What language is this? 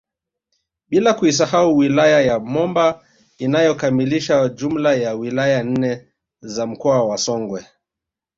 Swahili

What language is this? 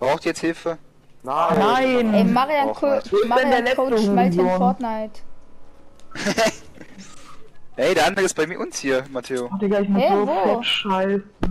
German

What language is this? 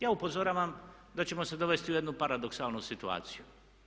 Croatian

